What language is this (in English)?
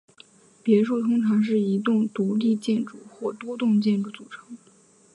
Chinese